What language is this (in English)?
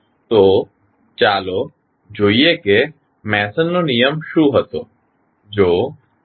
Gujarati